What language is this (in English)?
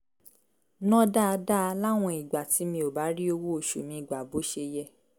Yoruba